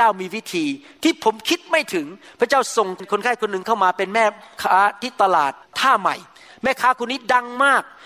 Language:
Thai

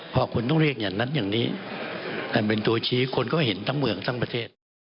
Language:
Thai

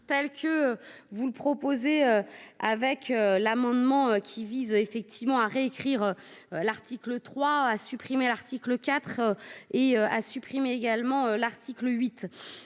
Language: French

